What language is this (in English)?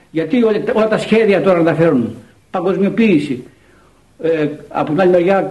Greek